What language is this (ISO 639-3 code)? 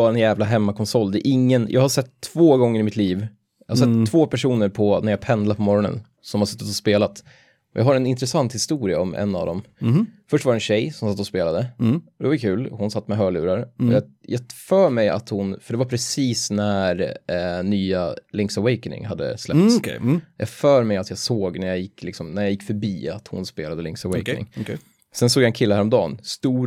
swe